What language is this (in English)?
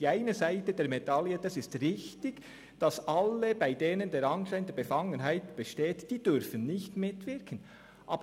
Swiss German